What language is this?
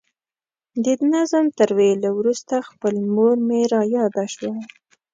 Pashto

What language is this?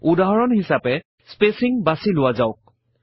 Assamese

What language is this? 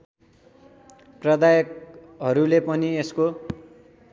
Nepali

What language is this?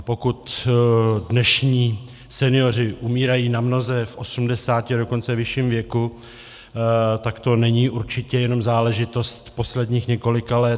Czech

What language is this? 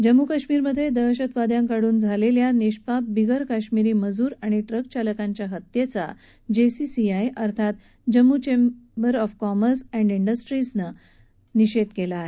Marathi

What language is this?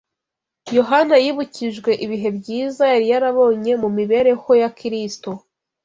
Kinyarwanda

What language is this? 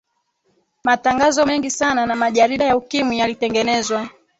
Swahili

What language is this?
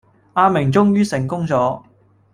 Cantonese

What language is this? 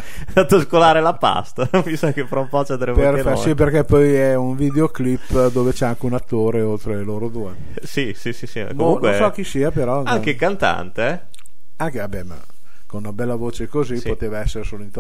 Italian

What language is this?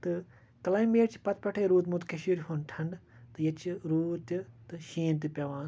Kashmiri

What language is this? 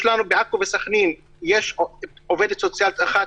Hebrew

